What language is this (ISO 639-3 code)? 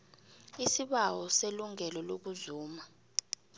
nbl